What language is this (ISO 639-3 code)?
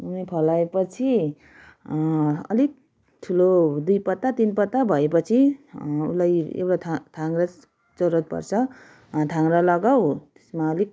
nep